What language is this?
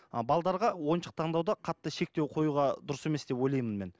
Kazakh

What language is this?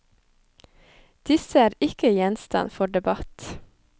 Norwegian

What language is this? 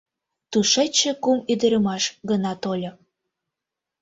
Mari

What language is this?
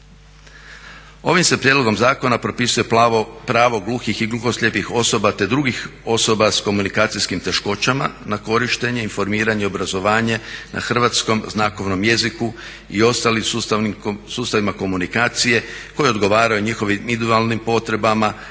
Croatian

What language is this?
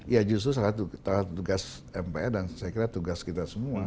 Indonesian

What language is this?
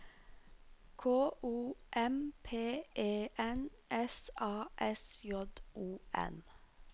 Norwegian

